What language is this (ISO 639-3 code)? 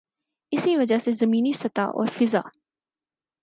urd